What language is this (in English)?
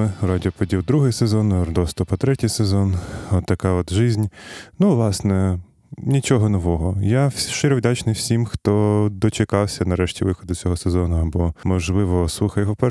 Ukrainian